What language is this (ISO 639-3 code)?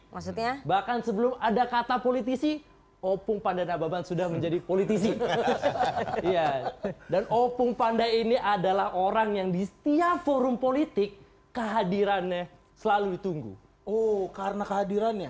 ind